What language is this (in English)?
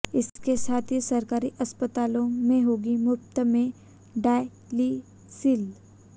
Hindi